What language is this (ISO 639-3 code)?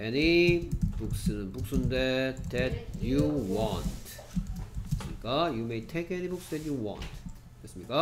kor